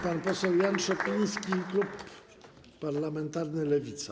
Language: Polish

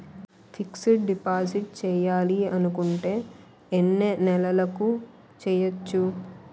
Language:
Telugu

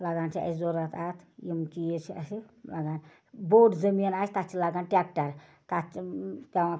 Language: Kashmiri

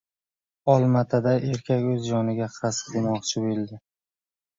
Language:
Uzbek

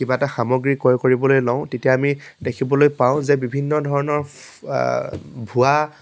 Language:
Assamese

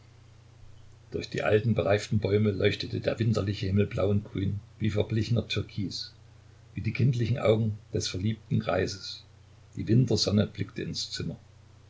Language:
German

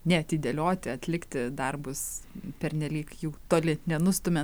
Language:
Lithuanian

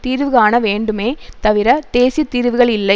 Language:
Tamil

